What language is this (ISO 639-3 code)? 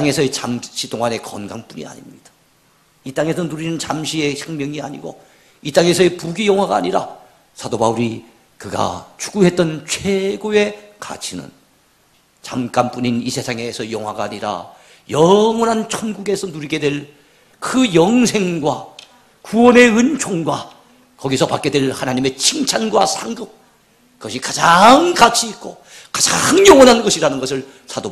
kor